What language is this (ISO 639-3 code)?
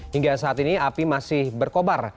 ind